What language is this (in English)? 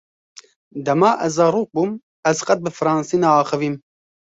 Kurdish